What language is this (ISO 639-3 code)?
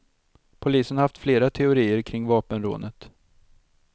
swe